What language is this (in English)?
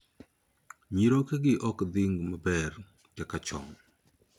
Luo (Kenya and Tanzania)